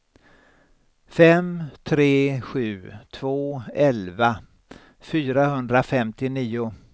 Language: Swedish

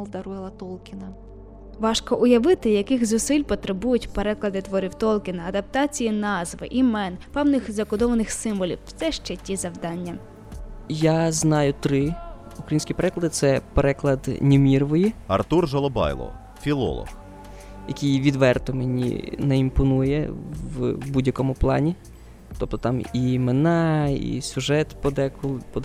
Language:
Ukrainian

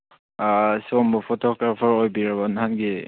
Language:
Manipuri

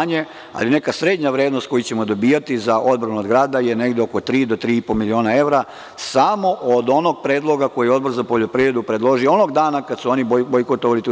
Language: Serbian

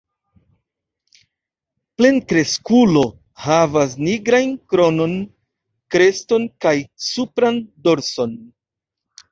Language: Esperanto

